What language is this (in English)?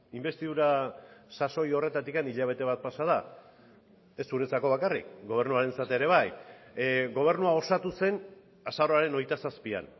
Basque